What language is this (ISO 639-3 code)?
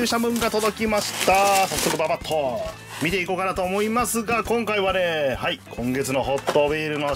jpn